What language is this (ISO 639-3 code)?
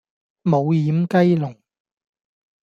yue